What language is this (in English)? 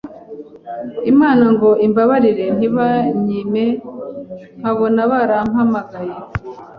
Kinyarwanda